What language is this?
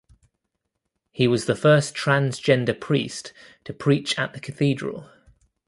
English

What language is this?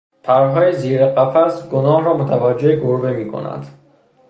Persian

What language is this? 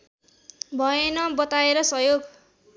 Nepali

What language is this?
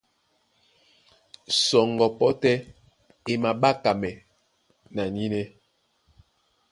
Duala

